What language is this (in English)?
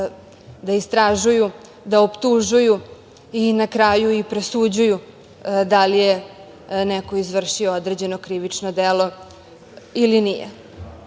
Serbian